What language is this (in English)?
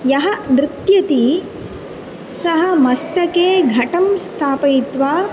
Sanskrit